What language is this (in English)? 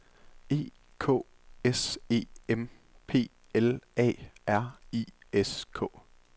Danish